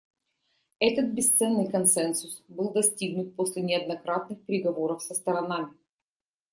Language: Russian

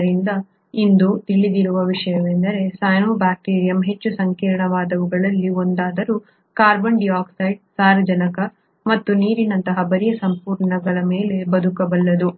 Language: Kannada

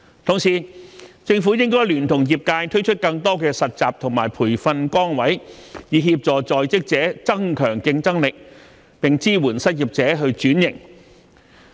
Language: Cantonese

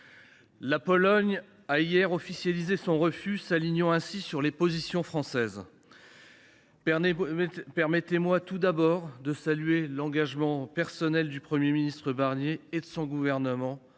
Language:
French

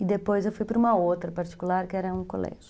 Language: Portuguese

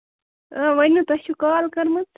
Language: Kashmiri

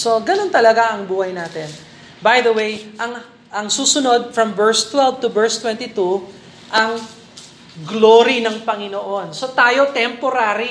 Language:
Filipino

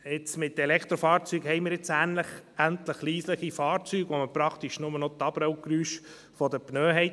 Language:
Swiss German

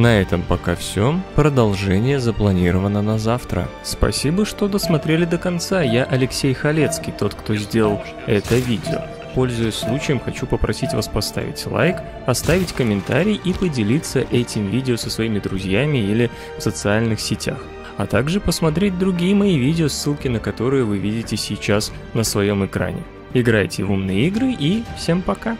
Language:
Russian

